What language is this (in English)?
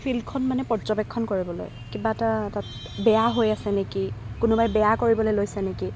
Assamese